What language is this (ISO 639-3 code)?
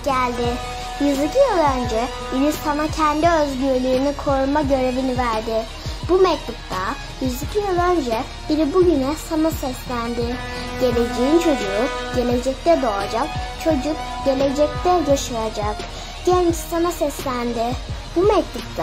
tur